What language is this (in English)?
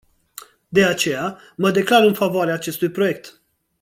Romanian